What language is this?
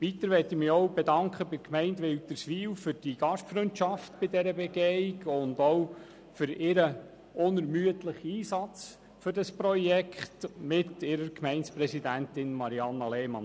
Swiss German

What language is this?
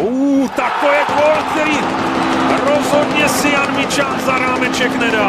Czech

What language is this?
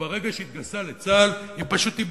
Hebrew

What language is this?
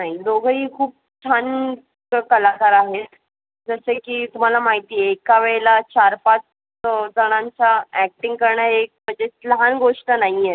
Marathi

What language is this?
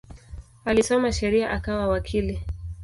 Swahili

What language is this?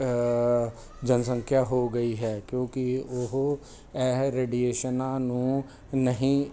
Punjabi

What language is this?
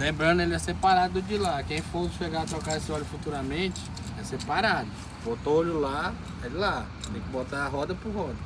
Portuguese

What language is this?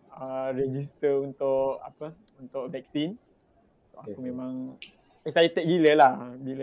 Malay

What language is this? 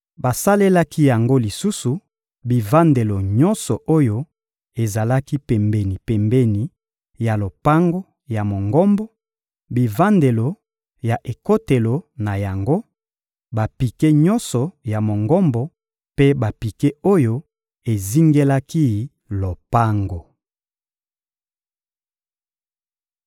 Lingala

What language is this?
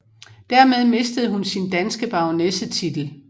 Danish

